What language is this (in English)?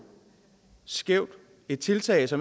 Danish